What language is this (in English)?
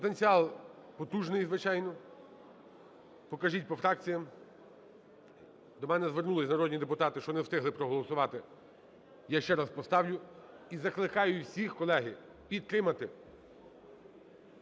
Ukrainian